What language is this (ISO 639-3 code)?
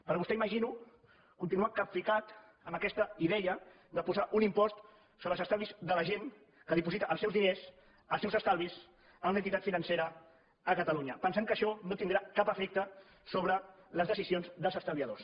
cat